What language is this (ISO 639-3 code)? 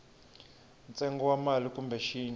tso